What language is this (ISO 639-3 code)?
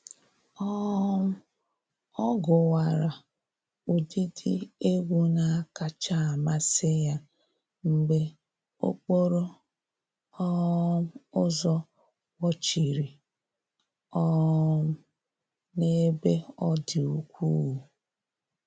ibo